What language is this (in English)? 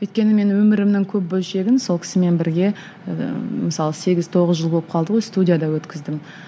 Kazakh